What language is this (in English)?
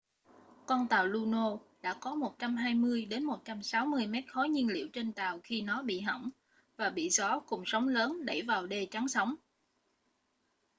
Vietnamese